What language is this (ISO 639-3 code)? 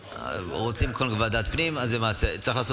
heb